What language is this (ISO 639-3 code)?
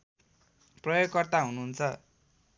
nep